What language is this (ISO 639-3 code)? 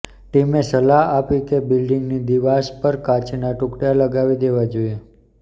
guj